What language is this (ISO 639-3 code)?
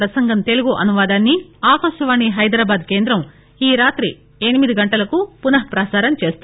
tel